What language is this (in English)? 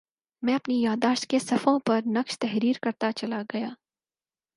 Urdu